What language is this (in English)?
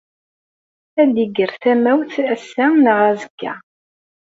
Kabyle